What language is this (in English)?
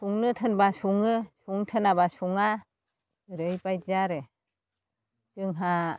Bodo